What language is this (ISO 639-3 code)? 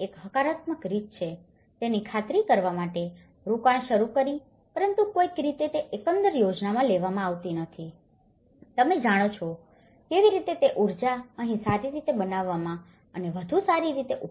guj